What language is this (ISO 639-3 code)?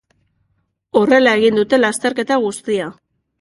eus